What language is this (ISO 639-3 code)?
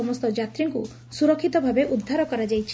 ori